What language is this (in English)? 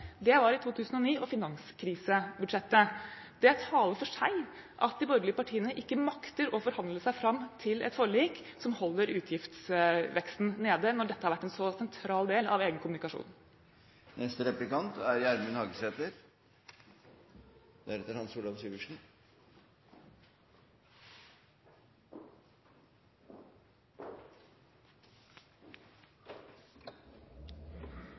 Norwegian